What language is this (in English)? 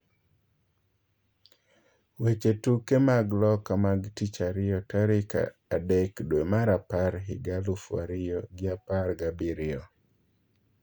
Luo (Kenya and Tanzania)